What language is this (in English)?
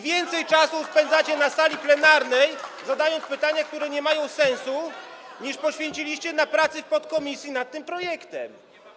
Polish